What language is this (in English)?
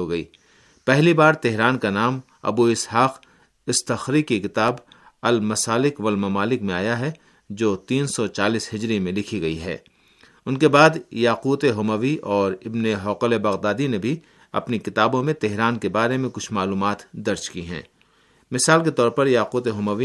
Urdu